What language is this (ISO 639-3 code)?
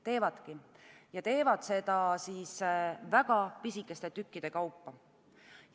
est